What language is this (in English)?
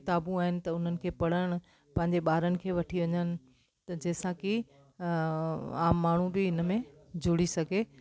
Sindhi